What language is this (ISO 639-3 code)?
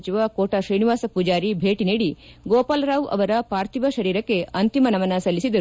kan